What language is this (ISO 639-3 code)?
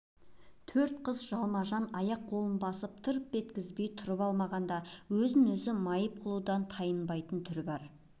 kaz